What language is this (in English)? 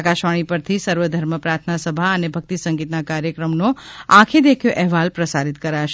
Gujarati